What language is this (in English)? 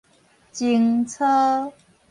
Min Nan Chinese